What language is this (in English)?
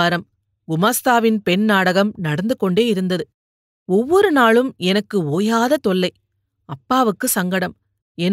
Tamil